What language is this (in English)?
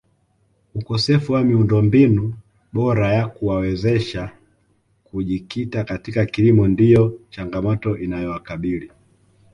Swahili